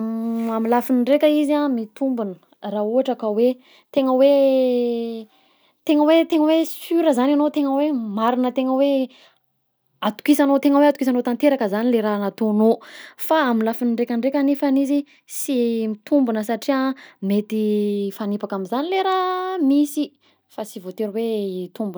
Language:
Southern Betsimisaraka Malagasy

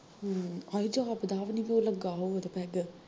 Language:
Punjabi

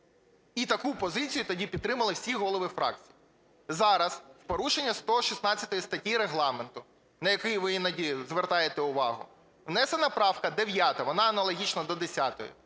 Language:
Ukrainian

